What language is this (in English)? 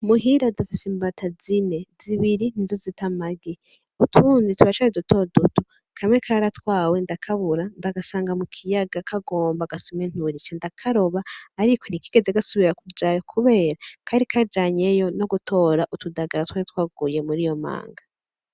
Rundi